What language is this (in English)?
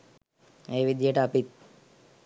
Sinhala